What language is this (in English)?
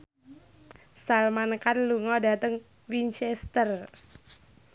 Javanese